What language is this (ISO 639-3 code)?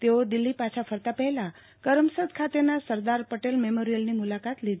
guj